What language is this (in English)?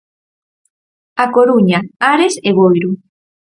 Galician